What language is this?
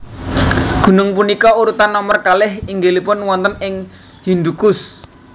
Javanese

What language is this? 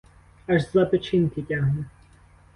Ukrainian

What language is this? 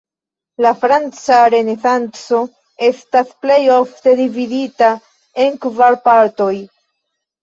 Esperanto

